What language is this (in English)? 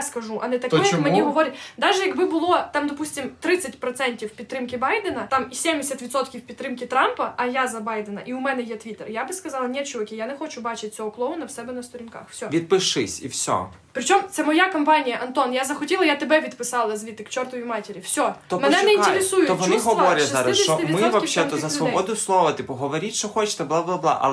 Ukrainian